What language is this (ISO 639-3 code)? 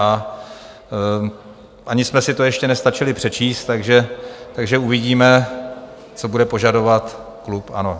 ces